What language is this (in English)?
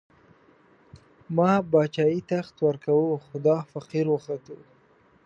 Pashto